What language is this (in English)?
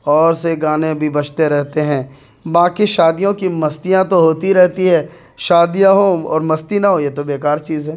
Urdu